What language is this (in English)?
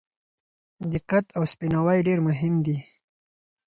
Pashto